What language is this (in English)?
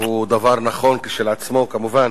Hebrew